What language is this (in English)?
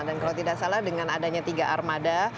Indonesian